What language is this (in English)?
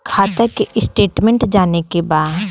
Bhojpuri